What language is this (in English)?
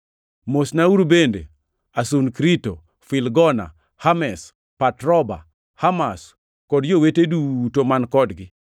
Luo (Kenya and Tanzania)